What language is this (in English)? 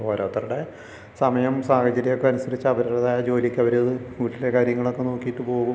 Malayalam